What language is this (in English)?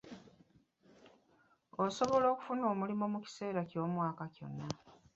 Ganda